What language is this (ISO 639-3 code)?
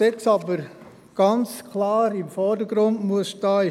gsw